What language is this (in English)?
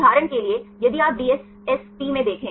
Hindi